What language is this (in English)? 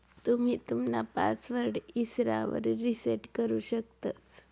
Marathi